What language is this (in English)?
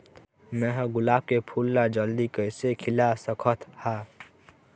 Chhattisgarhi